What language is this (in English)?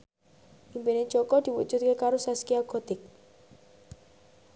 Javanese